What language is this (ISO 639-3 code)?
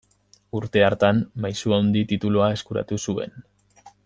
eus